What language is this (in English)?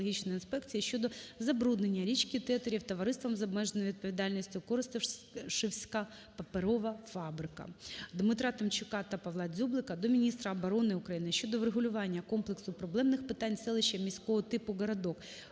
Ukrainian